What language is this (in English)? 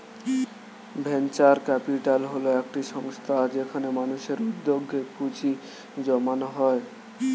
Bangla